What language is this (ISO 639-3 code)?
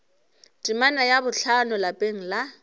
nso